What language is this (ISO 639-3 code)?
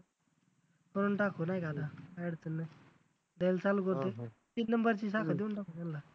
mar